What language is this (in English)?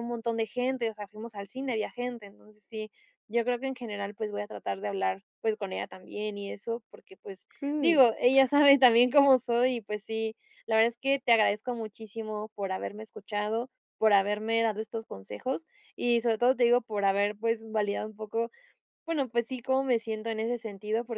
Spanish